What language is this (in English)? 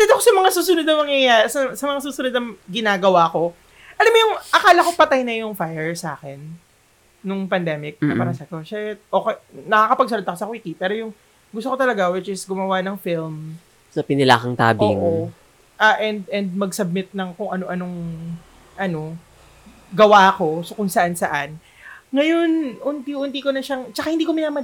Filipino